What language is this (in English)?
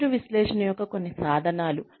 Telugu